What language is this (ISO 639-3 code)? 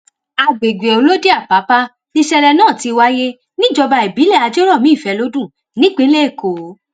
yor